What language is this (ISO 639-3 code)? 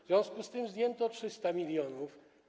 pol